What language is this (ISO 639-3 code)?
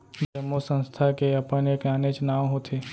hne